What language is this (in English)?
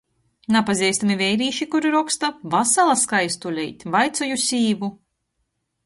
Latgalian